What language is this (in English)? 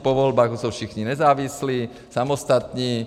Czech